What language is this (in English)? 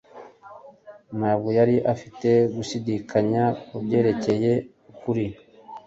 Kinyarwanda